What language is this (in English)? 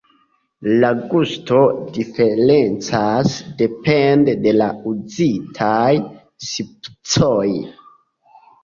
Esperanto